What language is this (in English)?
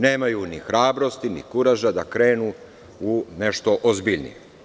Serbian